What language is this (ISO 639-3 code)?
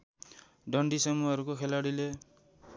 nep